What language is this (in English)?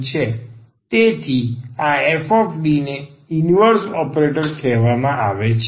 Gujarati